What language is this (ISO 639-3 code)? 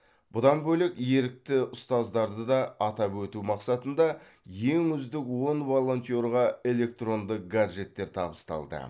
kaz